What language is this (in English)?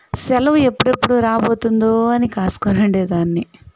Telugu